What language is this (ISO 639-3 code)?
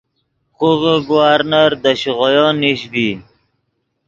ydg